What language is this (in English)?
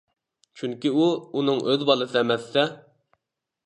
Uyghur